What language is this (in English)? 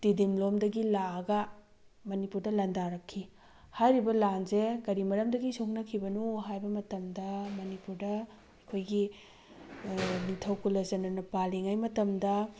Manipuri